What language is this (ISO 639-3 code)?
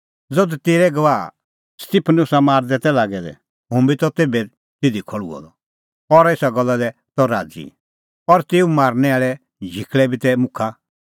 kfx